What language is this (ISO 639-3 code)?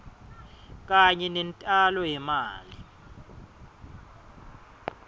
ssw